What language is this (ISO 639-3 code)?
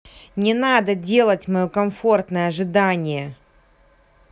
rus